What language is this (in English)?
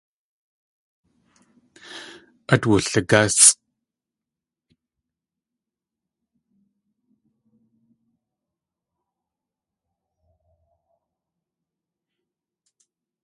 Tlingit